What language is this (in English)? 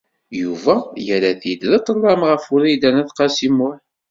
Kabyle